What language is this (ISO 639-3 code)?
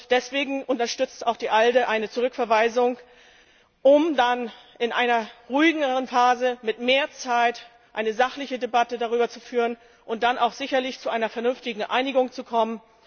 deu